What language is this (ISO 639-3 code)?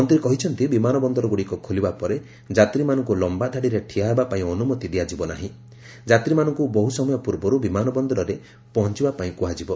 ori